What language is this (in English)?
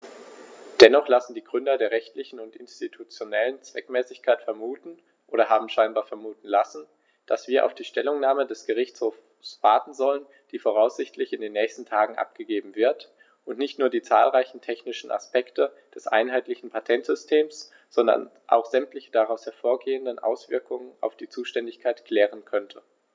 German